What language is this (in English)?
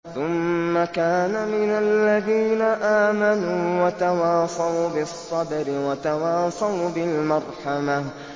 Arabic